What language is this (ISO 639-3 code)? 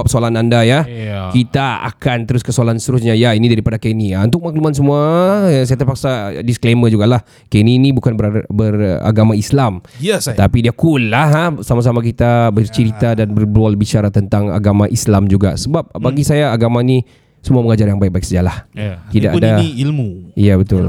msa